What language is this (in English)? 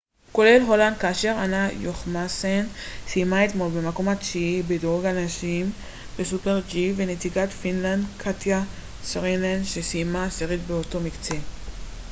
Hebrew